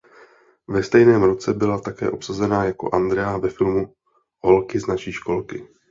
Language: Czech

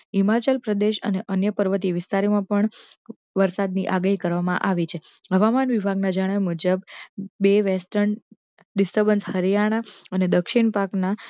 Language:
Gujarati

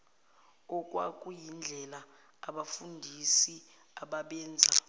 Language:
Zulu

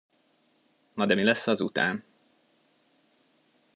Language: Hungarian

